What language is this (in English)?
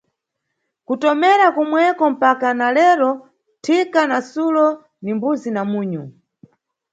Nyungwe